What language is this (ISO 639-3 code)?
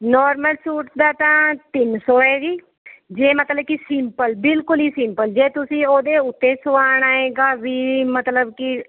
pan